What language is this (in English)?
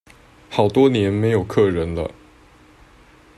Chinese